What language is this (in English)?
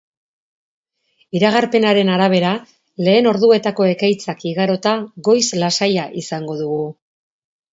Basque